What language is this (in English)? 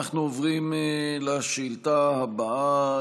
Hebrew